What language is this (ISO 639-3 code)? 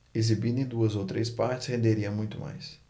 por